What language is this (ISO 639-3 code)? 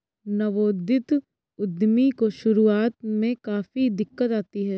hin